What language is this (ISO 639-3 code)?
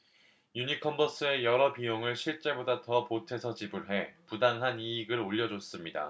kor